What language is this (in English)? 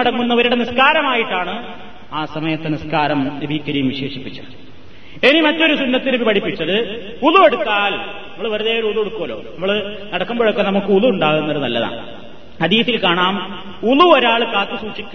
Malayalam